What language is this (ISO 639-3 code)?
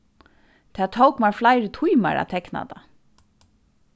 fao